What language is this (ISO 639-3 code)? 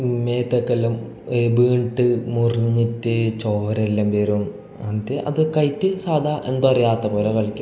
mal